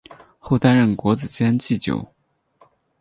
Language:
Chinese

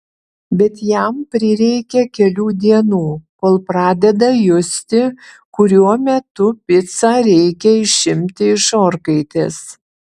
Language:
Lithuanian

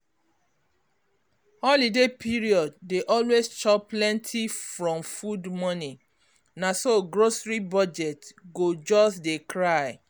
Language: Nigerian Pidgin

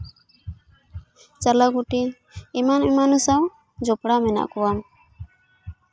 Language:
Santali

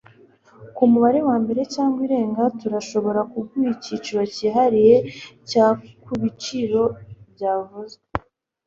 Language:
Kinyarwanda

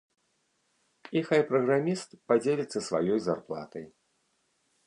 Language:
Belarusian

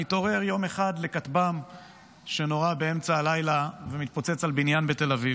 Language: Hebrew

